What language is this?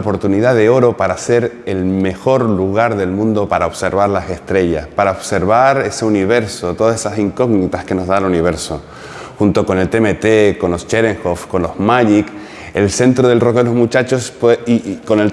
Spanish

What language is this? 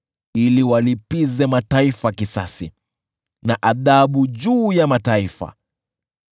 Swahili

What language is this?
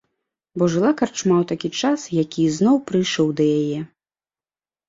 Belarusian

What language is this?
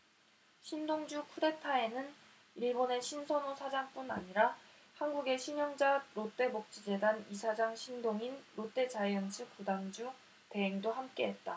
Korean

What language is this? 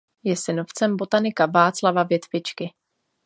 Czech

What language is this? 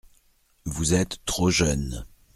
French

